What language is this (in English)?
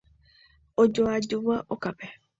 Guarani